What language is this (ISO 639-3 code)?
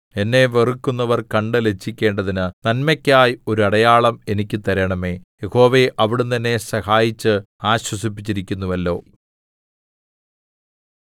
mal